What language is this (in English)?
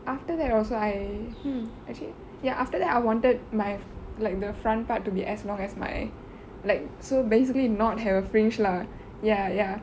English